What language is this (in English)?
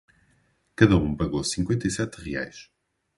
Portuguese